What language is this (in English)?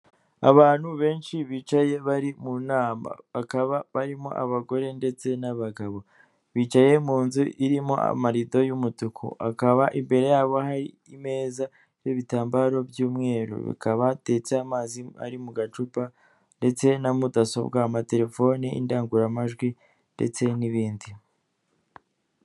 Kinyarwanda